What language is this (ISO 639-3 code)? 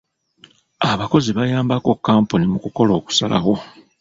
lug